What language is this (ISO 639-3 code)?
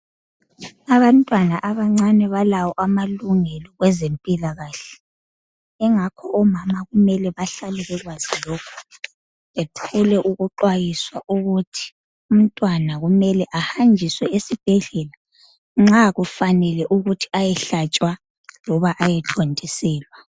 nde